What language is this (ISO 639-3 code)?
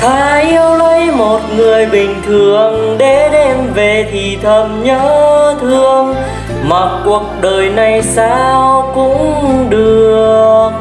vie